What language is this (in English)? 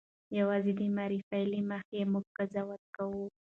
Pashto